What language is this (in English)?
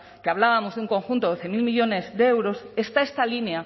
Spanish